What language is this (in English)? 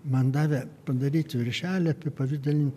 Lithuanian